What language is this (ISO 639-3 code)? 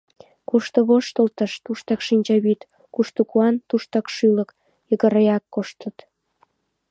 chm